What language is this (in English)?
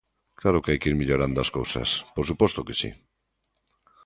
Galician